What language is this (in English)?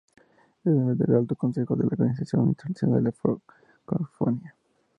Spanish